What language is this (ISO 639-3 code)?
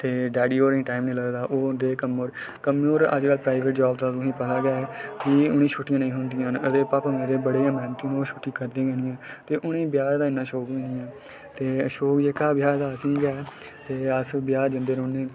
doi